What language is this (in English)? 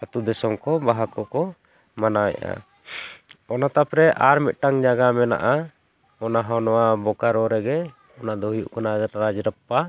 Santali